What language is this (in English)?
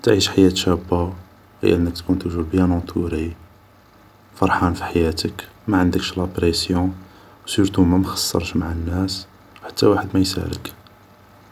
Algerian Arabic